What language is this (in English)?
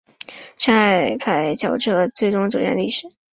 Chinese